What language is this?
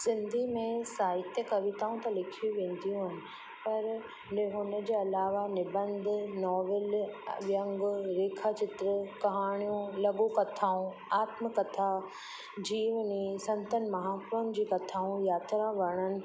Sindhi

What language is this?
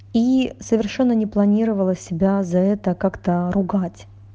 Russian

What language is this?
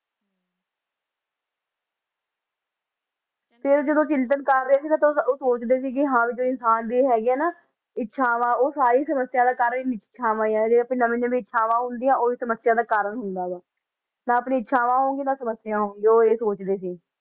Punjabi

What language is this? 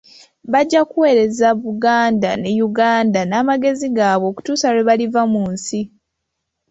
Ganda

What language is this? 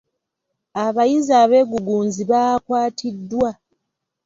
Ganda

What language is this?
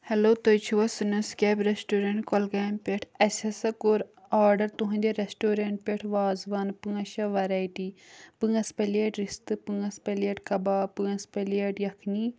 Kashmiri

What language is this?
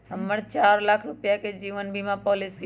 Magahi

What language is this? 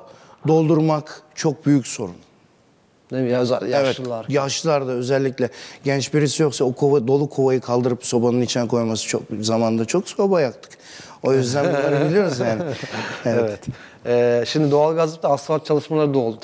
Turkish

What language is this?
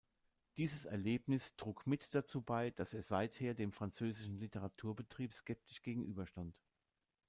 German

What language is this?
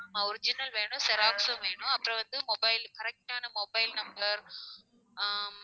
Tamil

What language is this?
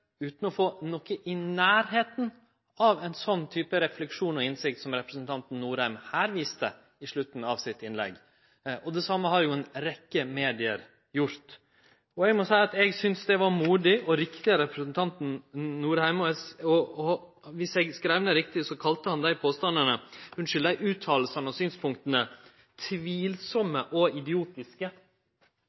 Norwegian Nynorsk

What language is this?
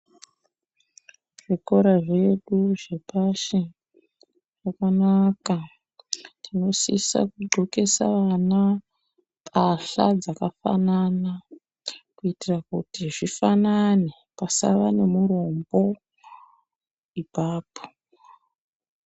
Ndau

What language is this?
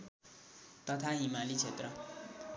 Nepali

